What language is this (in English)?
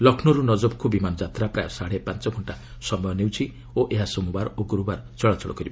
Odia